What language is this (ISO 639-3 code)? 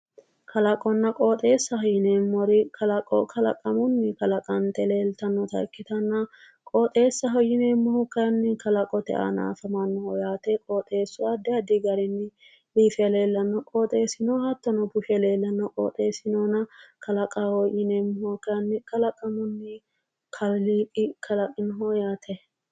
sid